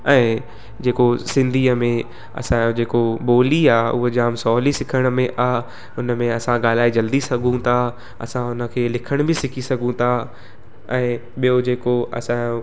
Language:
Sindhi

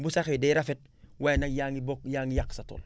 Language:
Wolof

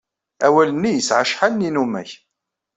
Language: Kabyle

